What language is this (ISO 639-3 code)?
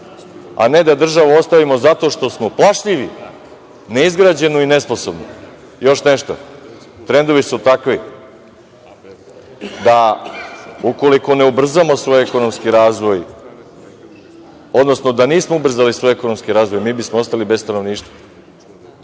srp